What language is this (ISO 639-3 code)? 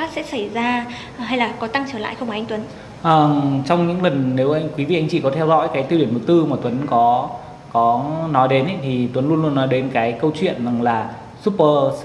vie